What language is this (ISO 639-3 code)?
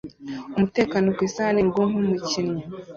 kin